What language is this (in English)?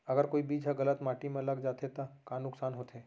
Chhattisgarhi